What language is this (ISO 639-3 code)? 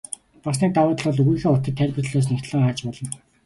mon